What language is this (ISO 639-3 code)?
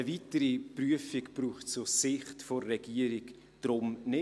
gsw